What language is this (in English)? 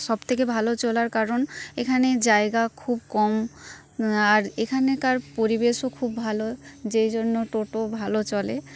Bangla